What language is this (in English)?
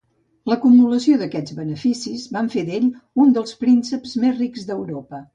Catalan